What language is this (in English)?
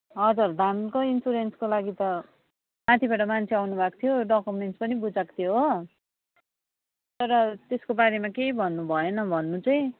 Nepali